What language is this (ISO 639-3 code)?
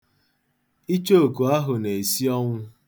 ibo